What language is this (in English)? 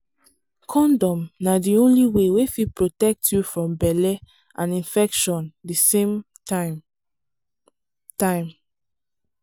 Nigerian Pidgin